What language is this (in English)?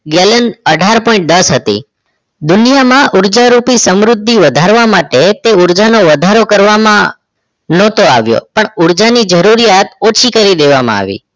Gujarati